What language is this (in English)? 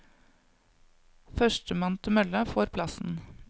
Norwegian